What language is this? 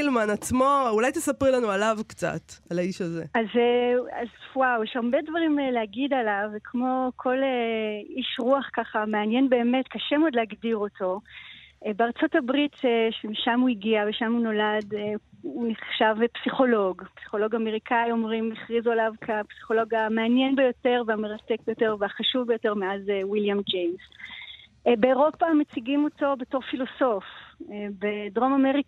Hebrew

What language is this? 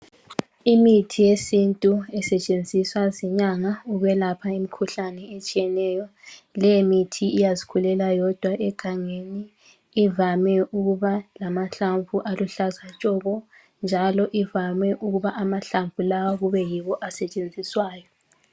North Ndebele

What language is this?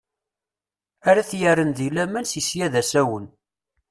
Kabyle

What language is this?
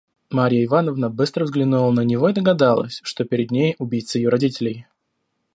Russian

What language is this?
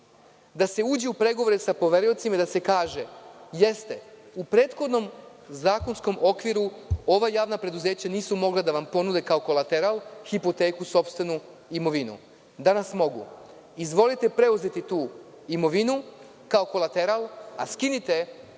Serbian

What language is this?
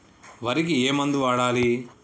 Telugu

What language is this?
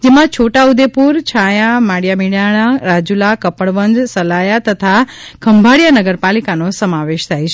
Gujarati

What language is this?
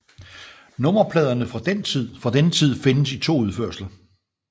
Danish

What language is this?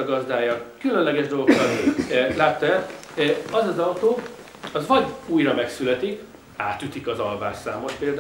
Hungarian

